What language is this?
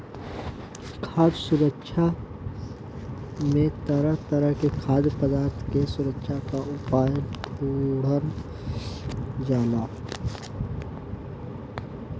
Bhojpuri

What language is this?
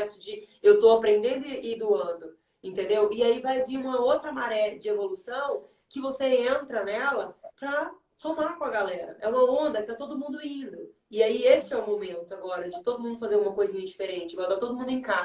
Portuguese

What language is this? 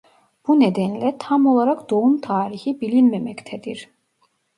Turkish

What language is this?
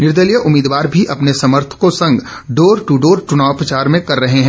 Hindi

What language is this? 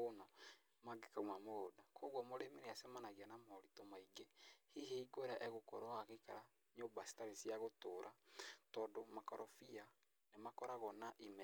Kikuyu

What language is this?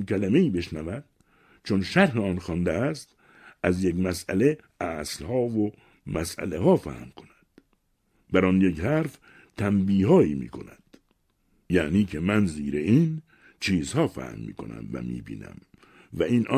Persian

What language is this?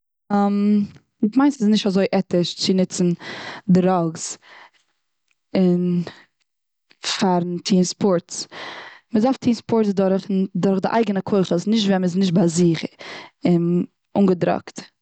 Yiddish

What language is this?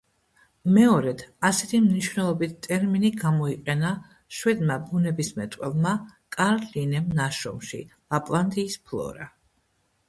Georgian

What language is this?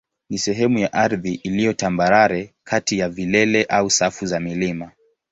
Swahili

